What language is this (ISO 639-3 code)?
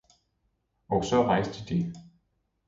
dan